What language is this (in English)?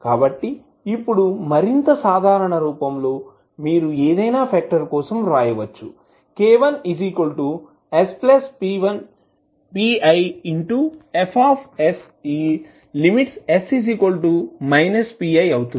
Telugu